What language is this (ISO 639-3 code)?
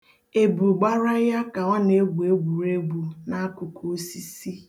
ibo